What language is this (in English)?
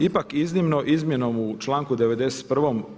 Croatian